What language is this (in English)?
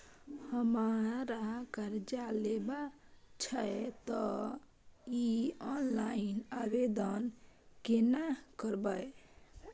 Maithili